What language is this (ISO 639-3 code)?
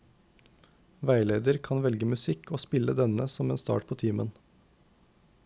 nor